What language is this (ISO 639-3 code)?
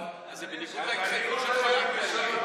heb